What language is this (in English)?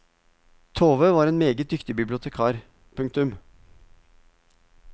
Norwegian